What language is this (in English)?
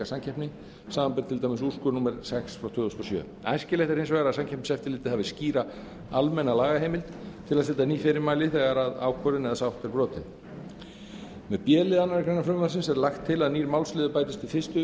Icelandic